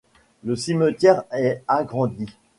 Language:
French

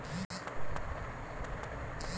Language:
Kannada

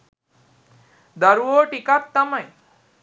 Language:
Sinhala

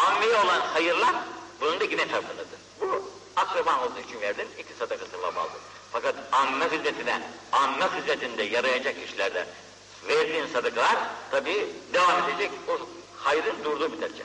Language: Turkish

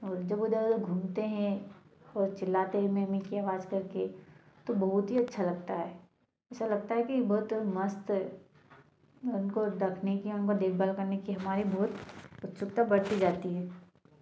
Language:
Hindi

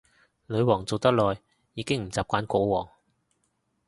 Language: Cantonese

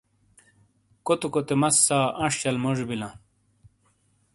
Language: Shina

